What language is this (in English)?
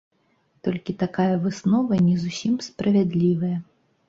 Belarusian